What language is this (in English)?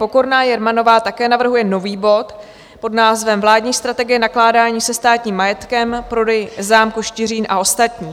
Czech